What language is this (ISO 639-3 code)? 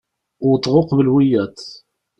kab